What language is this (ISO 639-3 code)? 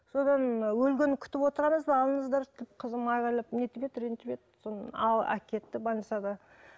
kaz